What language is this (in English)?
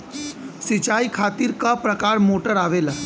Bhojpuri